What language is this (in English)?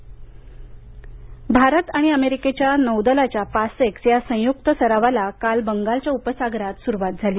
Marathi